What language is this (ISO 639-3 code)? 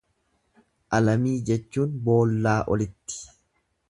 orm